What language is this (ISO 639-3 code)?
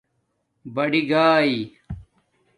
dmk